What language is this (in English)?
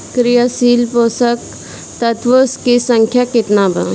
Bhojpuri